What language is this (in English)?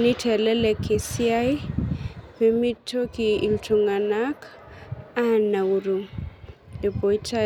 Masai